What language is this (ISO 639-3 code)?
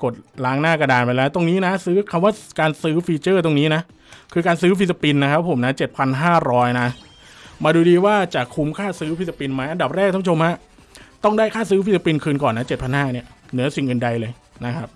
tha